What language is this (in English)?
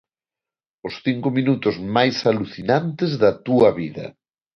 Galician